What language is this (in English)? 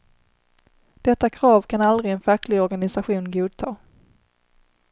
Swedish